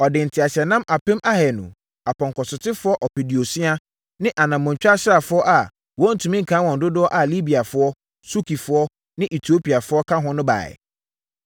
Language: Akan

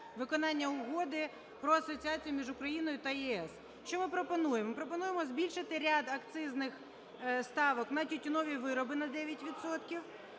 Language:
Ukrainian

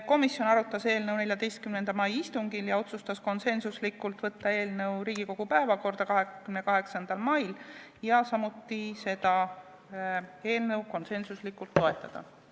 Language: Estonian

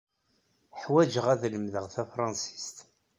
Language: Kabyle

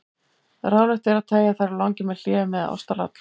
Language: Icelandic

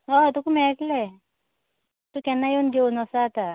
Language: Konkani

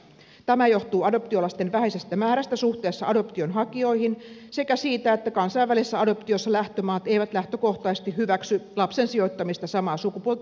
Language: Finnish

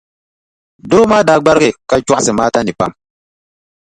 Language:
Dagbani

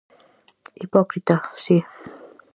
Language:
Galician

